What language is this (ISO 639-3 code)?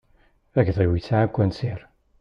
kab